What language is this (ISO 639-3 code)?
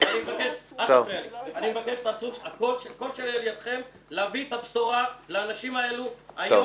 heb